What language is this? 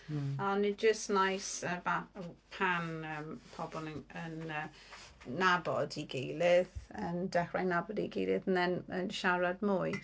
Welsh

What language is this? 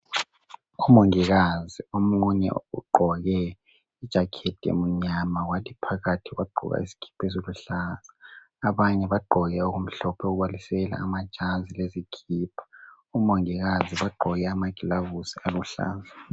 North Ndebele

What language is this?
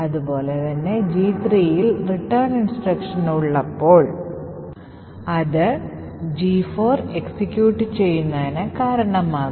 Malayalam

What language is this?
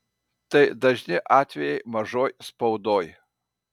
Lithuanian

